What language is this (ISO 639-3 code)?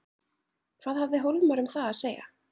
isl